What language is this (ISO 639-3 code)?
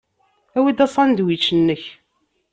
kab